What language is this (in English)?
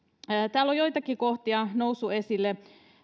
Finnish